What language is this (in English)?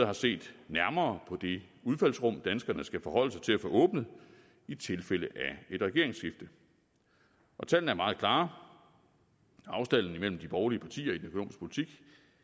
Danish